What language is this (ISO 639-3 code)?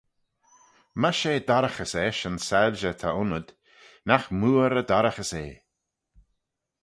glv